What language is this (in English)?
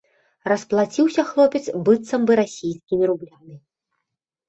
Belarusian